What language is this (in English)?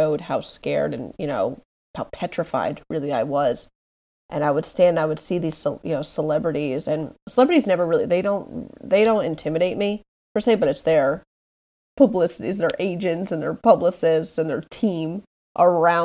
English